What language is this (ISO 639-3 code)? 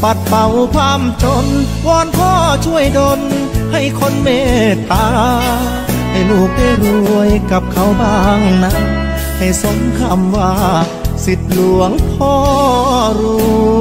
tha